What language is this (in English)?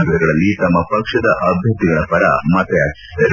Kannada